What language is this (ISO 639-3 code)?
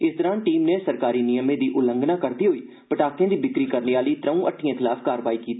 doi